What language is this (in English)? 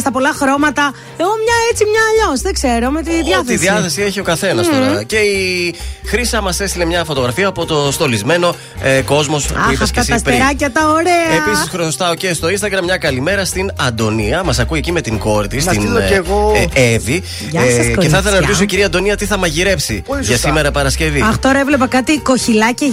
Greek